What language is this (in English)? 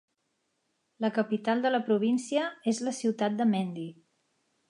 Catalan